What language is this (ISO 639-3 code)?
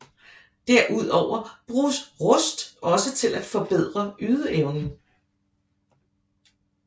dan